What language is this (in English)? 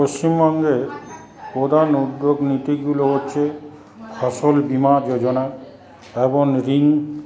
Bangla